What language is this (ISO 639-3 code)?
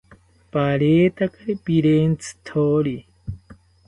cpy